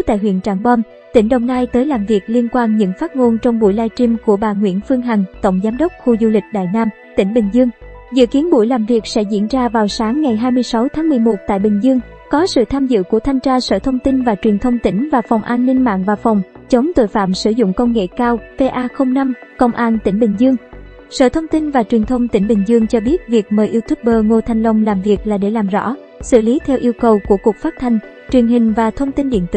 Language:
Vietnamese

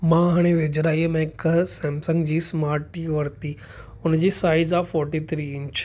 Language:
Sindhi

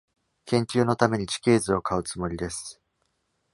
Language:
Japanese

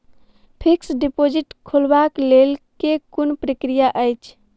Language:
Maithili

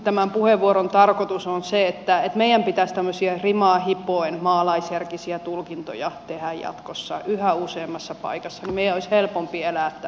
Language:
Finnish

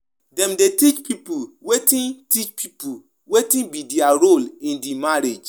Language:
Nigerian Pidgin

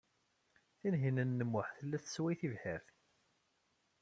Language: Kabyle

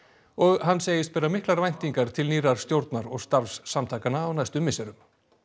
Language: Icelandic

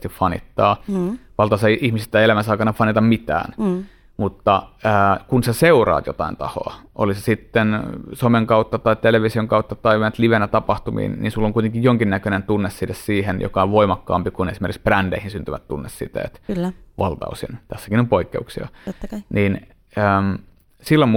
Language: Finnish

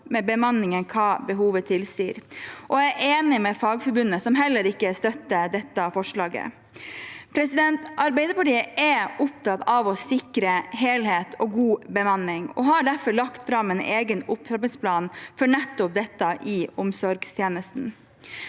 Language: Norwegian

